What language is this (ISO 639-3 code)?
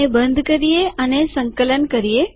guj